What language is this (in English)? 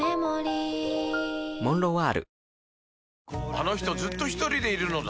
Japanese